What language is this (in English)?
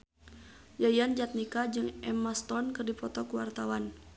Sundanese